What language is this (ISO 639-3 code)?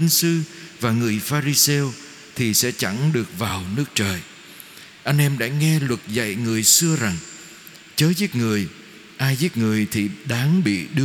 vie